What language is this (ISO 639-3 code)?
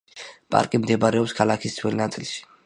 kat